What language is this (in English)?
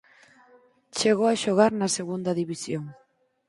Galician